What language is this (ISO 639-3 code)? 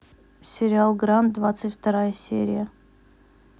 rus